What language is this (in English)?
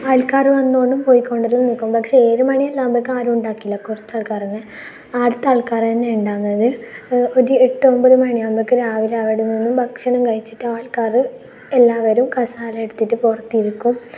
Malayalam